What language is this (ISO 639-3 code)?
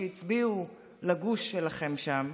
heb